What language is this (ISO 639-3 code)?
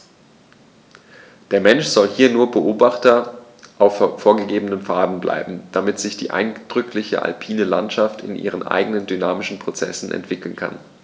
deu